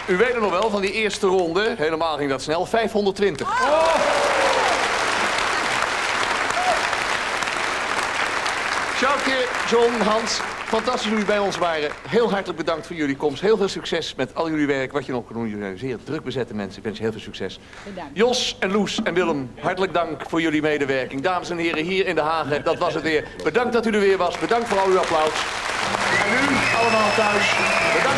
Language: Dutch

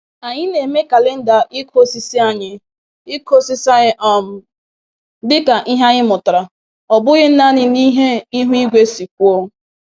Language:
Igbo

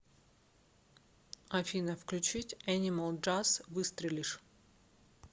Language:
Russian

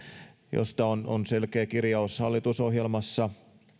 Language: Finnish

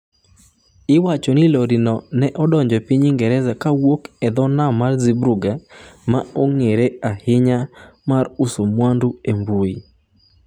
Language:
Luo (Kenya and Tanzania)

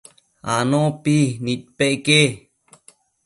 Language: Matsés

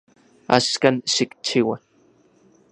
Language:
Central Puebla Nahuatl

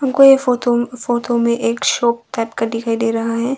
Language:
Hindi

